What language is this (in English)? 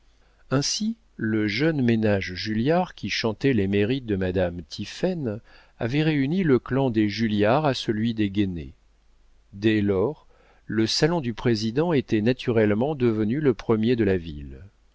French